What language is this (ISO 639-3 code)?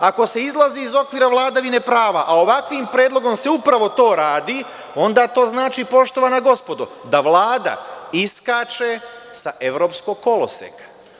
srp